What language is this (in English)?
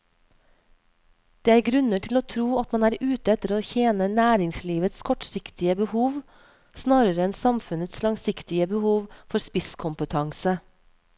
Norwegian